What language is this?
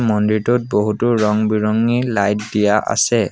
Assamese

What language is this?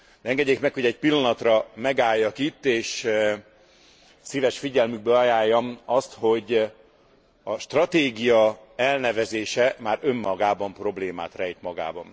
Hungarian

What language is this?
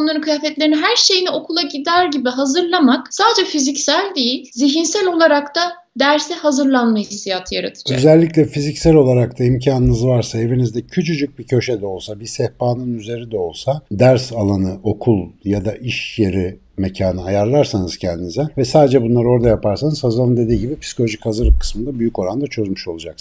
Turkish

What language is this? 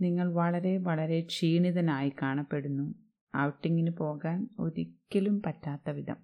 Malayalam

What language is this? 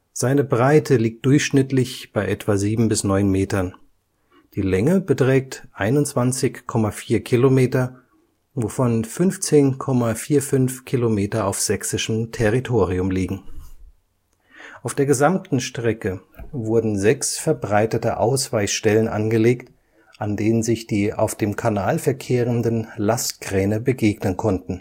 German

